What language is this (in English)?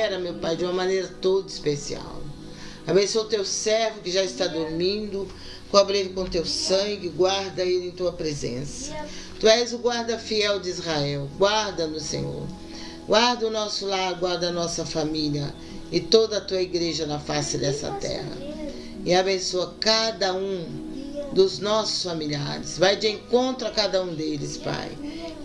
Portuguese